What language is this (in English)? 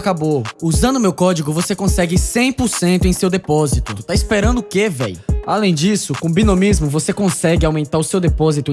Portuguese